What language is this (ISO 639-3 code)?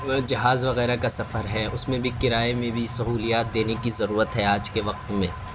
urd